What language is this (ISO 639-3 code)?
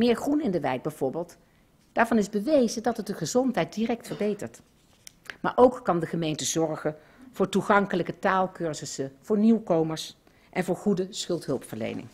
nld